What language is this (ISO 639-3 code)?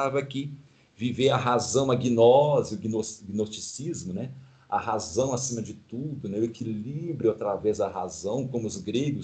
por